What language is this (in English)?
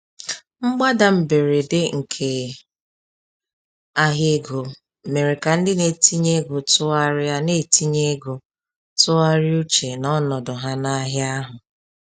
Igbo